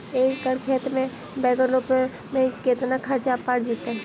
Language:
Magahi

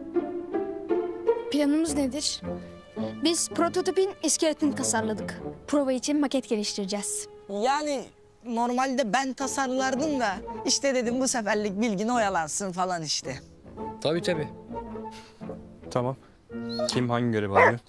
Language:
Turkish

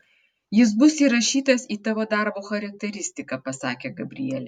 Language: Lithuanian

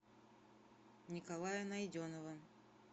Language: Russian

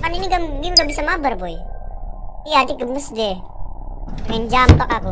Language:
Indonesian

